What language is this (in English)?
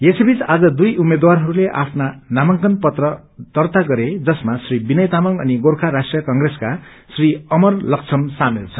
Nepali